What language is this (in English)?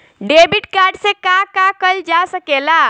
Bhojpuri